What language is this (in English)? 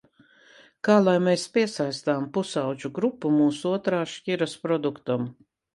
Latvian